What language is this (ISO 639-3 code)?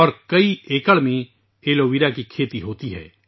urd